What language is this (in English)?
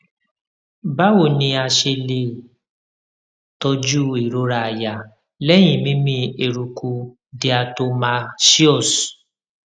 Yoruba